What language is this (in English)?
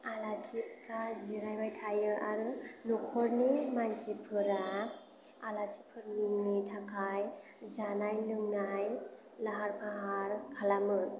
Bodo